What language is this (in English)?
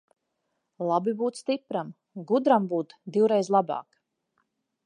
Latvian